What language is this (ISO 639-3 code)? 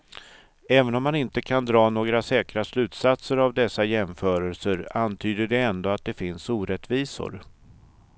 swe